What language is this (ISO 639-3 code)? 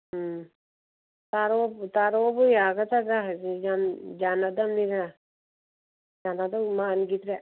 mni